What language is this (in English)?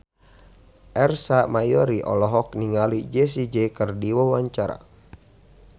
Sundanese